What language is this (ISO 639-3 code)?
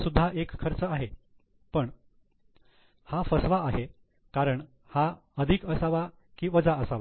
mar